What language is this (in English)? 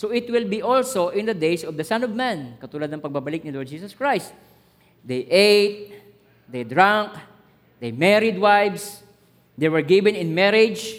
Filipino